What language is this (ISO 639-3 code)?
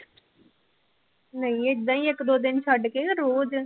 pan